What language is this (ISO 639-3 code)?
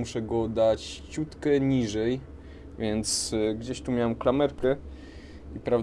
pol